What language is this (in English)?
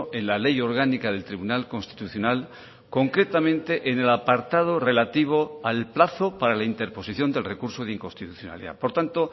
Spanish